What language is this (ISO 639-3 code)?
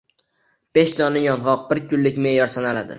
uzb